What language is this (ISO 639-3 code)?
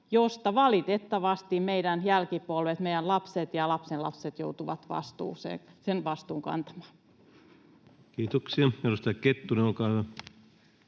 fin